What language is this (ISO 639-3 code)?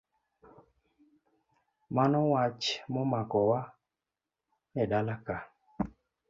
luo